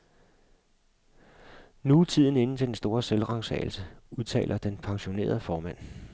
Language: Danish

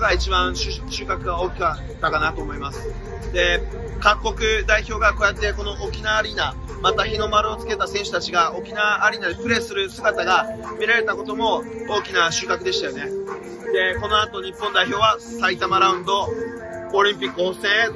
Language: Japanese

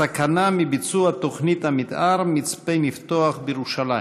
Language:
Hebrew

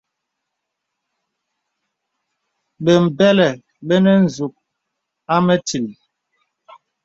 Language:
Bebele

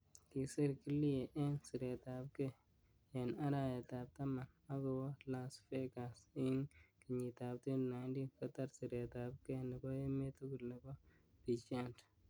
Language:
Kalenjin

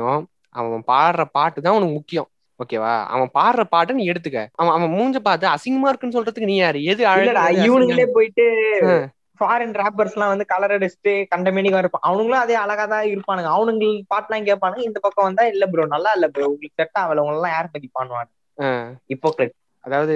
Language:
Tamil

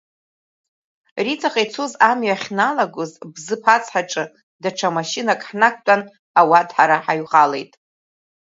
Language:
Abkhazian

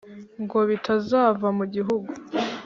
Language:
Kinyarwanda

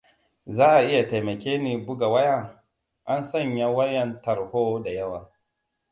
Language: Hausa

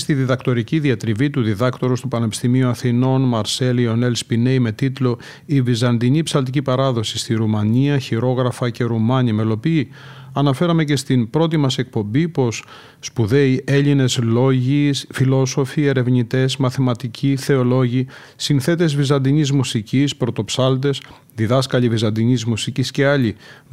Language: Greek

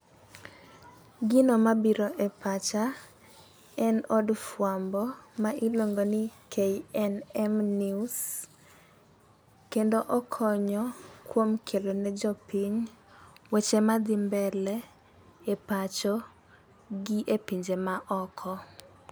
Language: Luo (Kenya and Tanzania)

